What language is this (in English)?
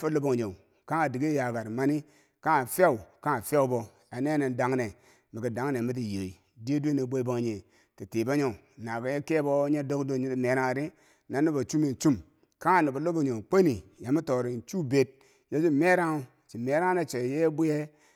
Bangwinji